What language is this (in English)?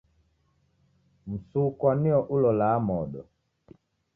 Taita